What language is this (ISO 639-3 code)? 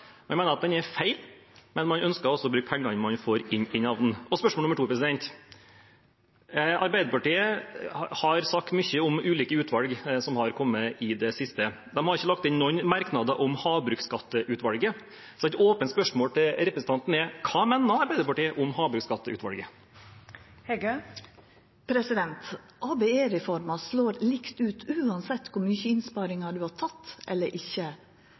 nor